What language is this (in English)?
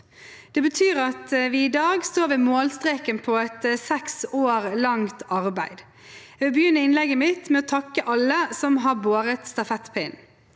Norwegian